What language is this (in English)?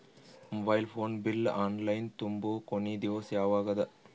Kannada